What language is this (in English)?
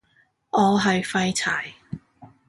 Cantonese